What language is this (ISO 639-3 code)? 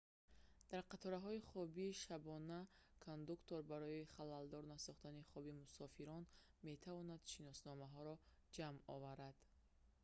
tgk